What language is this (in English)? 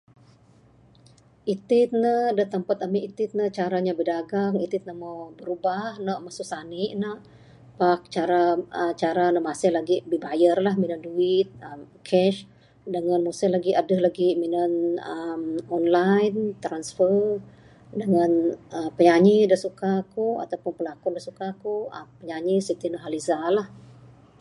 Bukar-Sadung Bidayuh